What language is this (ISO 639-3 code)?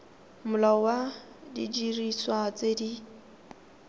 tsn